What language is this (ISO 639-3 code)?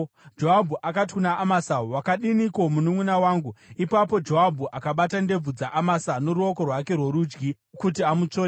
sna